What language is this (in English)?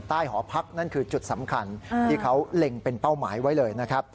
Thai